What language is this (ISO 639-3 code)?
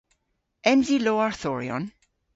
cor